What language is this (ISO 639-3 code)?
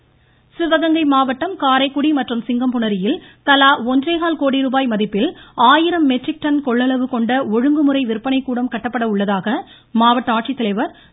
tam